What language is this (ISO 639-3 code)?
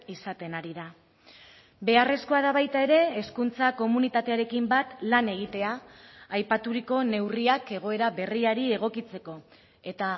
eus